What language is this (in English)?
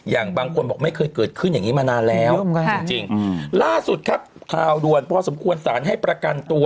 Thai